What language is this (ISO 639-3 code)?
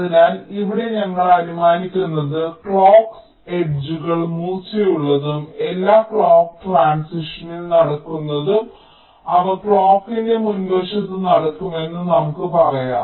mal